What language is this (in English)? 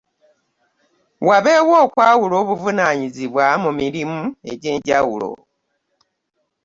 Ganda